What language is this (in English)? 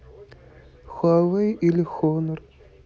Russian